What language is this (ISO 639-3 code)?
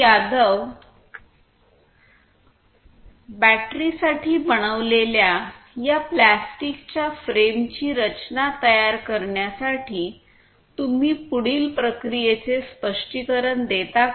mar